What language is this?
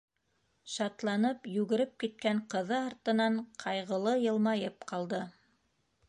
Bashkir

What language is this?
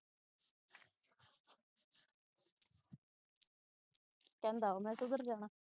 Punjabi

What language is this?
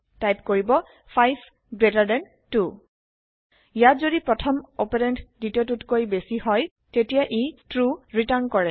Assamese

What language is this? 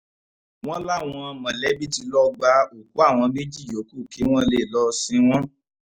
Yoruba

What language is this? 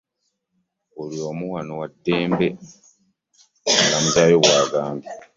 Ganda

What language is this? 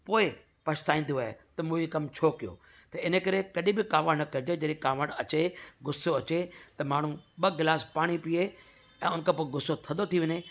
Sindhi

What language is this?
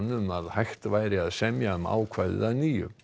Icelandic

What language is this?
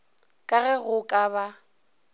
Northern Sotho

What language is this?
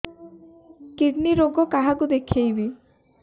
Odia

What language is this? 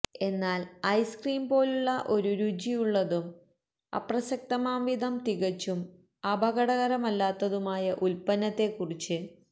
Malayalam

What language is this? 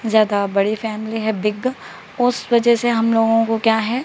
Urdu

